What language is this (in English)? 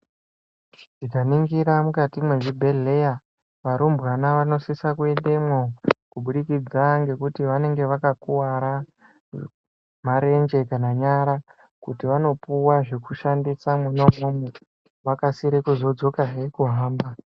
Ndau